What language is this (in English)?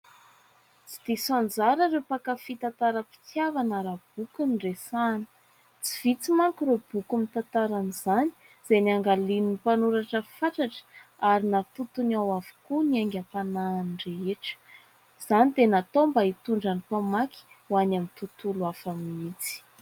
Malagasy